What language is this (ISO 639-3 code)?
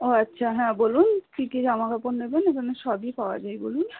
ben